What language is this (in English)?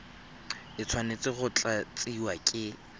Tswana